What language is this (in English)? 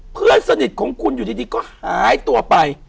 Thai